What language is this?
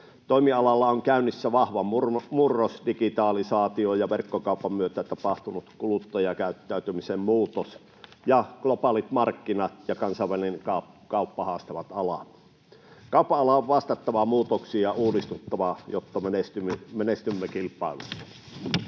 Finnish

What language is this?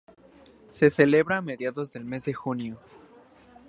Spanish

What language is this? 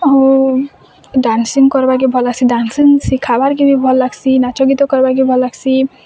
Odia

